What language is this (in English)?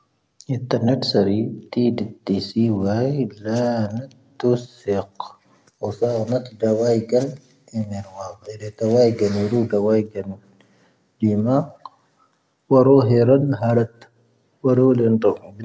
Tahaggart Tamahaq